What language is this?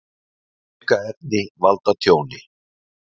Icelandic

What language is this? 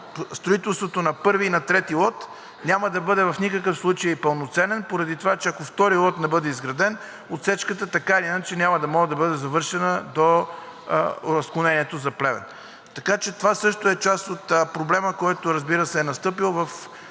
Bulgarian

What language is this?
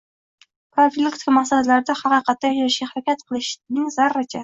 Uzbek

